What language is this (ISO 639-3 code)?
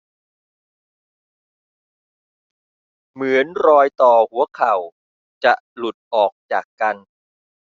tha